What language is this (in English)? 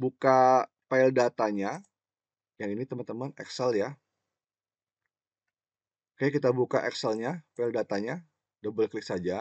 Indonesian